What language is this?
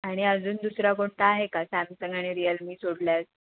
Marathi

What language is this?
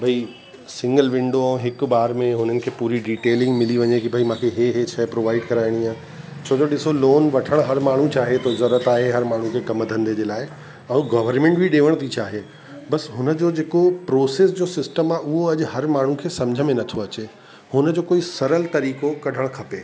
Sindhi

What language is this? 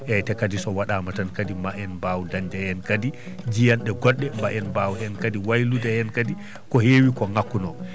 Fula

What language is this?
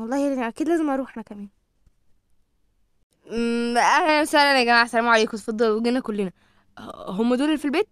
Arabic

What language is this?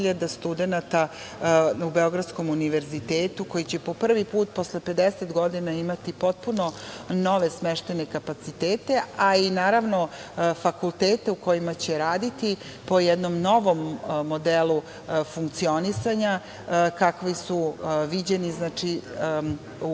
Serbian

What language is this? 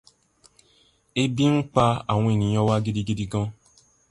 Yoruba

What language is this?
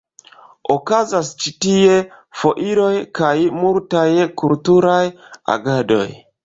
Esperanto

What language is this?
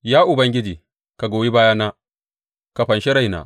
Hausa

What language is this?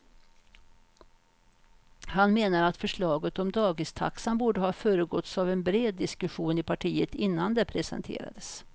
Swedish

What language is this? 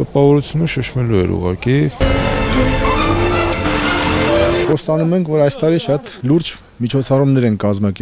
Hungarian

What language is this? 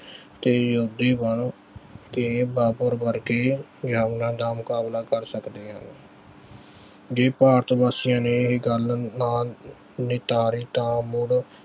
Punjabi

